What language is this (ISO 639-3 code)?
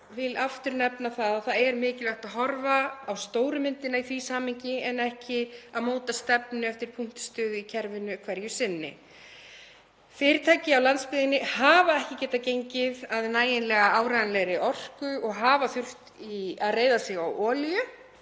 isl